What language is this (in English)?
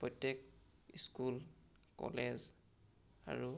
Assamese